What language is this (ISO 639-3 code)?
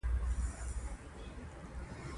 pus